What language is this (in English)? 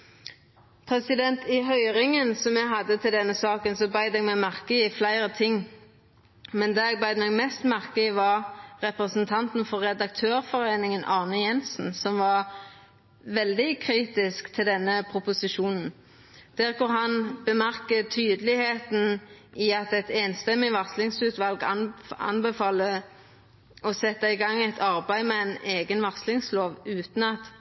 Norwegian Nynorsk